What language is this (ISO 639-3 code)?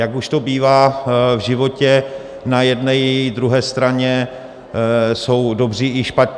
ces